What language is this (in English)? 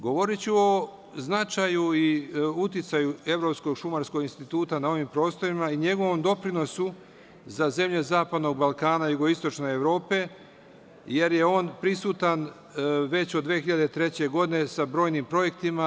Serbian